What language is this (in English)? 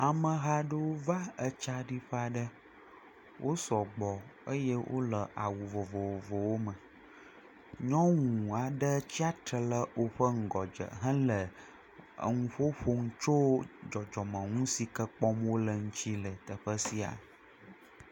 Ewe